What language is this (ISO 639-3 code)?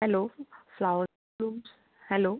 kok